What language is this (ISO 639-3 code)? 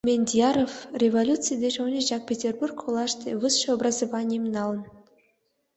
chm